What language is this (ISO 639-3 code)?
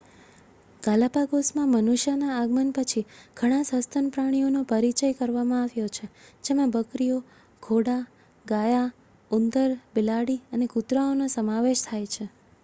guj